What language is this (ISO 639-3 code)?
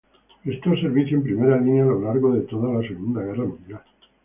spa